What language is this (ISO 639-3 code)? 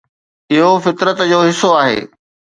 snd